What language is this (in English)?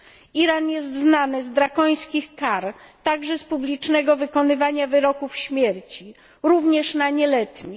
Polish